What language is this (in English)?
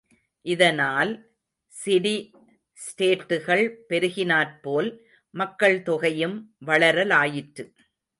Tamil